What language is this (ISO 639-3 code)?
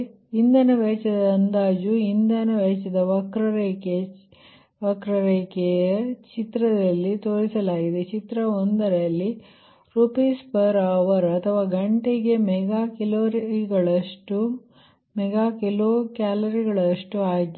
kan